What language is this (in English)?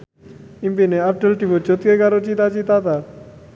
Javanese